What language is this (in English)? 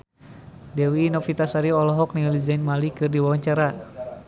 Sundanese